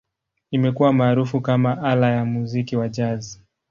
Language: Swahili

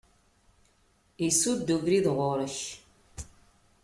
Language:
Kabyle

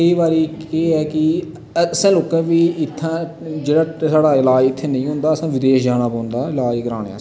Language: Dogri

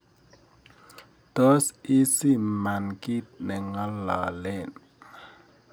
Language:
Kalenjin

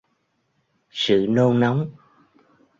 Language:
Vietnamese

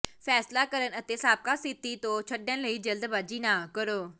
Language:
Punjabi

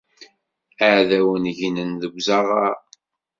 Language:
Kabyle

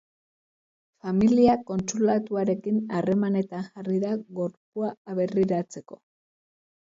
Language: Basque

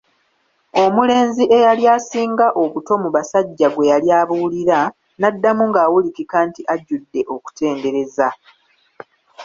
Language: Ganda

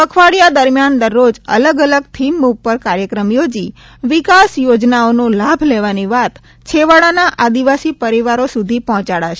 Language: Gujarati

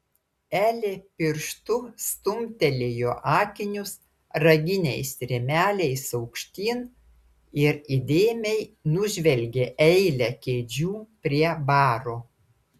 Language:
Lithuanian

